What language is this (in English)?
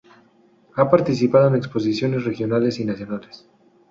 Spanish